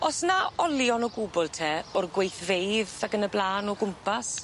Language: Welsh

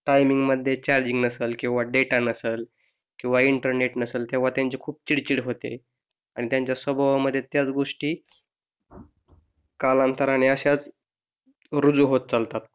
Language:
Marathi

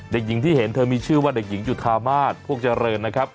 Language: Thai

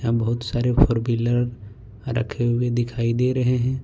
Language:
Hindi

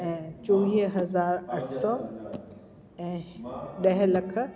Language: Sindhi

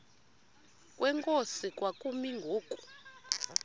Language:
Xhosa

